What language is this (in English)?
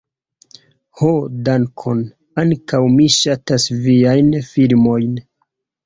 Esperanto